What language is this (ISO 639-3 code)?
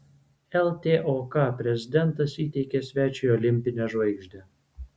lit